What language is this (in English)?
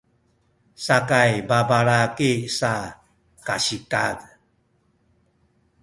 Sakizaya